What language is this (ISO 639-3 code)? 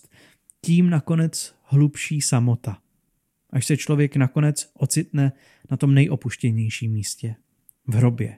ces